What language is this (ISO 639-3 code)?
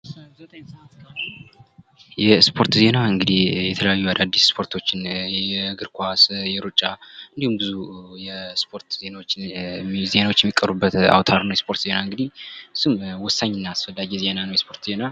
amh